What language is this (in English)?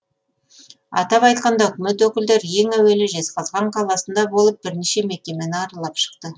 Kazakh